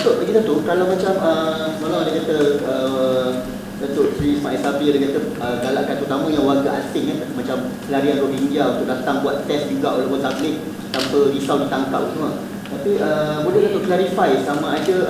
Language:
Malay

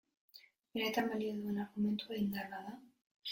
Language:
Basque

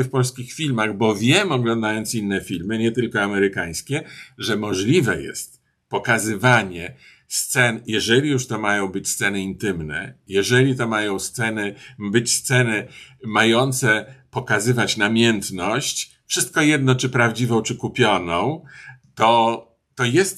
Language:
Polish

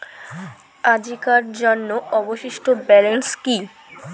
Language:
Bangla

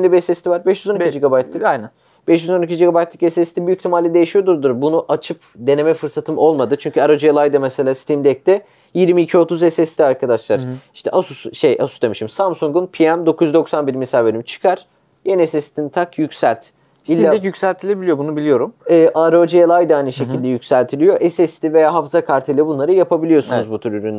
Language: Turkish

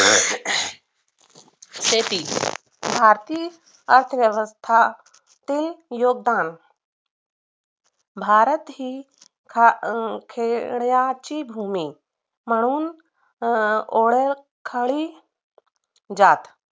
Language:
Marathi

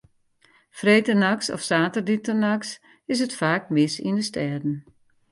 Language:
Western Frisian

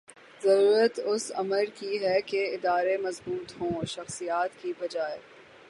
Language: Urdu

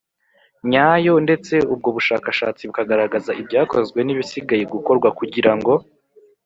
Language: Kinyarwanda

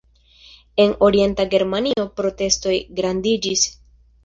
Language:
Esperanto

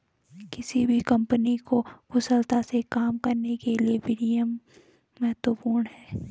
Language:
Hindi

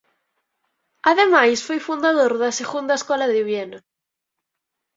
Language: Galician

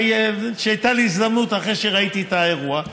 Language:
Hebrew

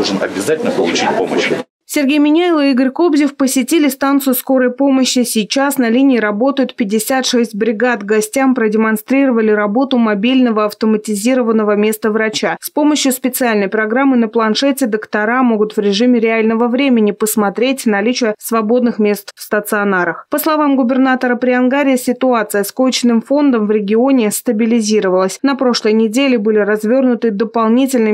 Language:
Russian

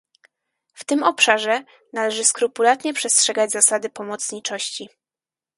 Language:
Polish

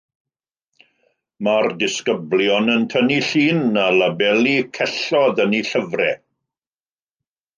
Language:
Welsh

